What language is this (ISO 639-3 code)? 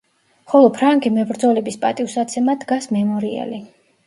kat